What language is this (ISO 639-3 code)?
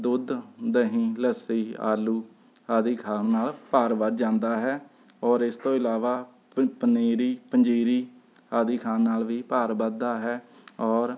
pan